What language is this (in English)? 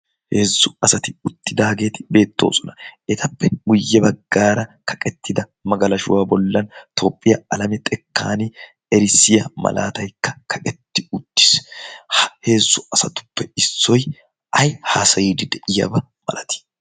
Wolaytta